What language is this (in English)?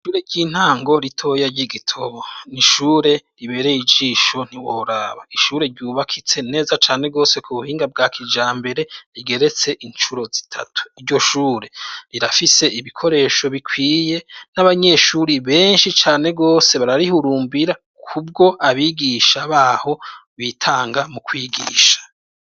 Rundi